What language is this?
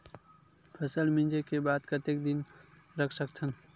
Chhattisgarhi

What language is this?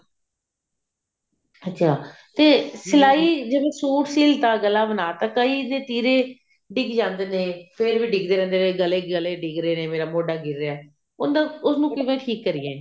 Punjabi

